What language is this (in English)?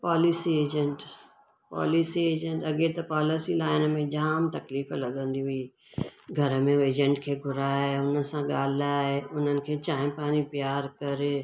Sindhi